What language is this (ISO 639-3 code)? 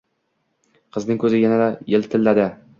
uzb